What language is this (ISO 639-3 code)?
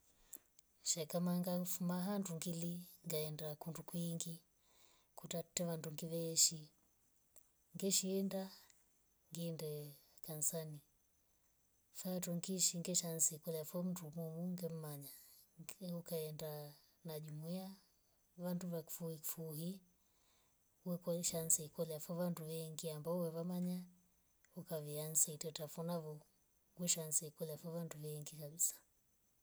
rof